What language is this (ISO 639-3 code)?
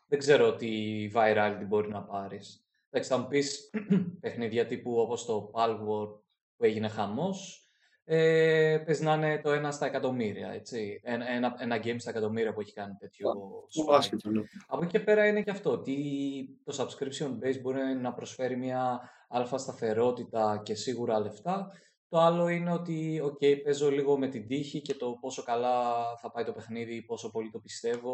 ell